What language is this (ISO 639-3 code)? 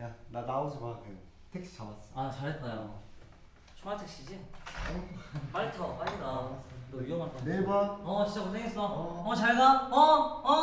kor